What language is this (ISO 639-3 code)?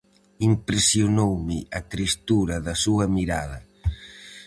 glg